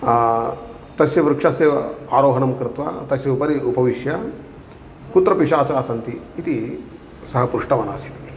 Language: Sanskrit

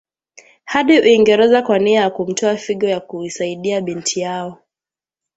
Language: Swahili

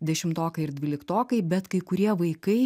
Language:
Lithuanian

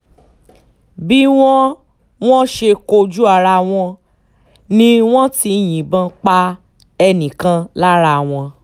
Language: Yoruba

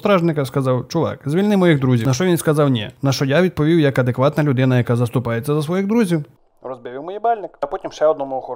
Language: Ukrainian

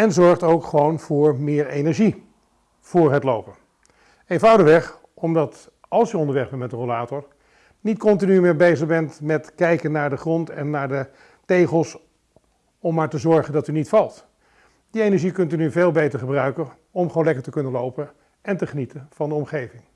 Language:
Dutch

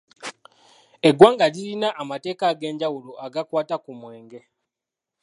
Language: Ganda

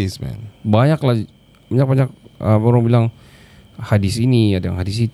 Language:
Malay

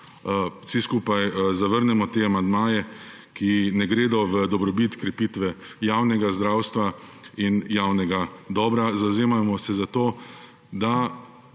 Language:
Slovenian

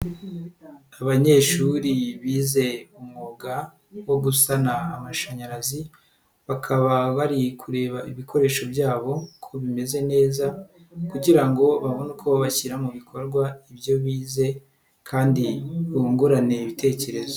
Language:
Kinyarwanda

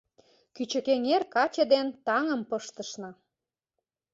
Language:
Mari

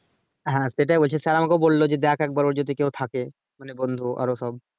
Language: Bangla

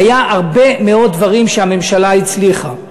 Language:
Hebrew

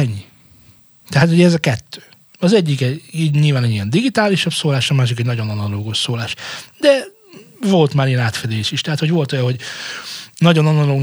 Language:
Hungarian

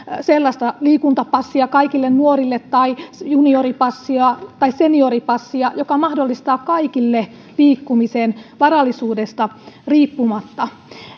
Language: Finnish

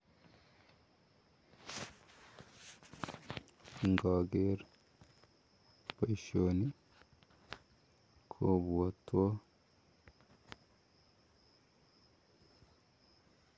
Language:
Kalenjin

